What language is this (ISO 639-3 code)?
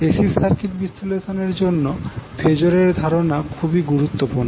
ben